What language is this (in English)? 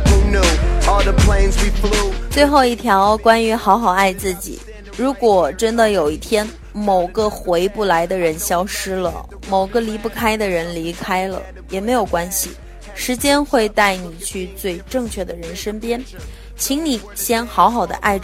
Chinese